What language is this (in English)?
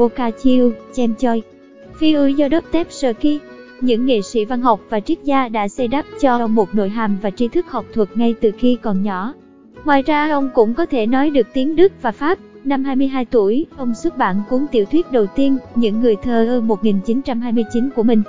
Vietnamese